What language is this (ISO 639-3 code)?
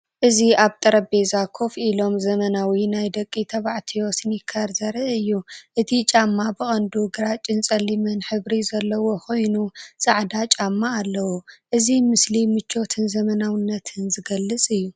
tir